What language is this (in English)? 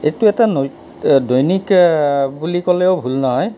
Assamese